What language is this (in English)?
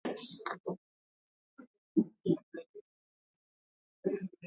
Swahili